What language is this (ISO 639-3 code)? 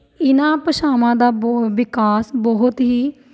pan